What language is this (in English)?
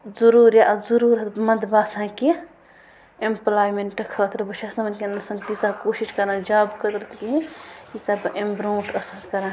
Kashmiri